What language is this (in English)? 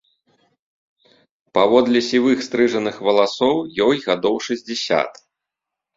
Belarusian